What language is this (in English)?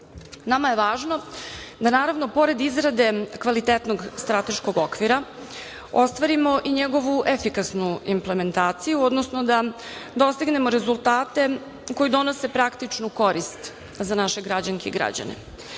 Serbian